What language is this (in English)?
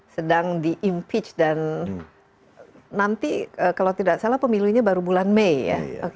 Indonesian